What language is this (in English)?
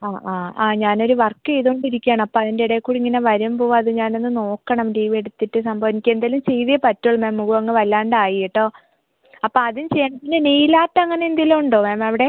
Malayalam